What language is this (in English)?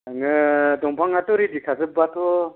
Bodo